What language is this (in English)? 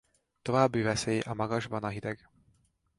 Hungarian